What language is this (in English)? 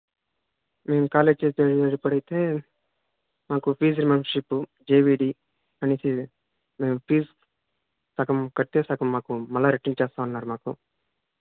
Telugu